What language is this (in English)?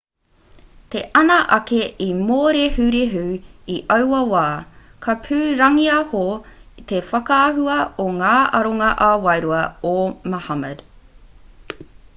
Māori